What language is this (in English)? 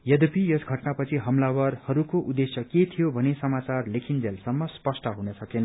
Nepali